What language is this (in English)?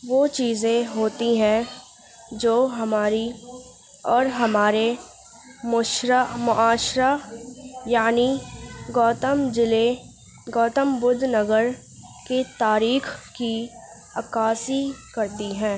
Urdu